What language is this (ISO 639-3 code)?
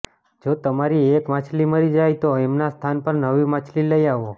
guj